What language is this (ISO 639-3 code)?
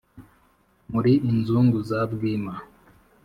kin